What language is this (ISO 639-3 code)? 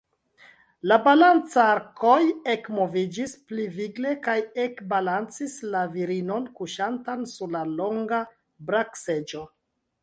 epo